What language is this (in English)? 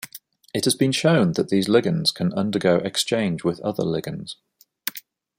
English